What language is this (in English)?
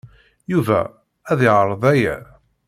Kabyle